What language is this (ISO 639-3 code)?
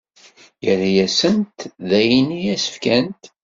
kab